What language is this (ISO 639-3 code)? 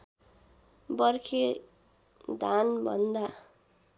nep